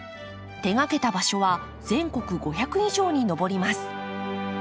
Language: Japanese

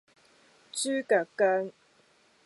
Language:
Cantonese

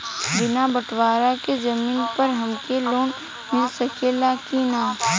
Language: Bhojpuri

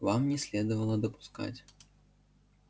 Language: Russian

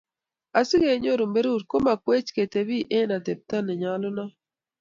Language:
Kalenjin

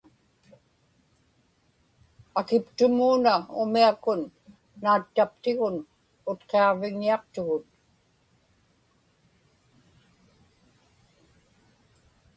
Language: Inupiaq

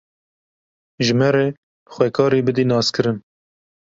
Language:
Kurdish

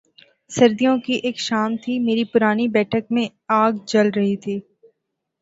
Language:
Urdu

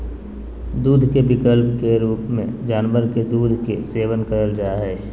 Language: Magahi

